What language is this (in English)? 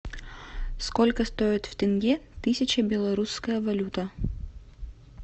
Russian